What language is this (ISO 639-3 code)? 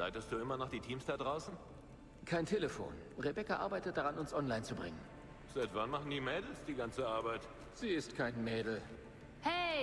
deu